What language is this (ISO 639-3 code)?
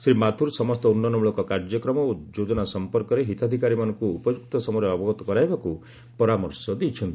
ori